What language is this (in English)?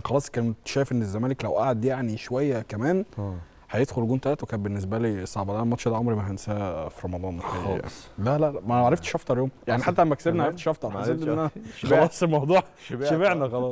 Arabic